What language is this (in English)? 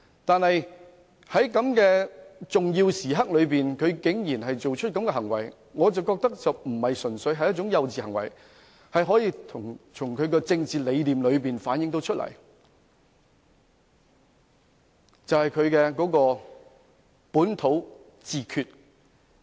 Cantonese